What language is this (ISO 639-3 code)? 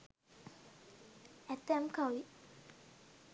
sin